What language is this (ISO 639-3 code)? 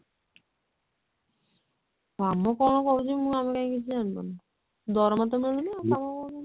ori